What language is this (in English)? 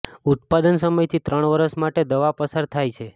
Gujarati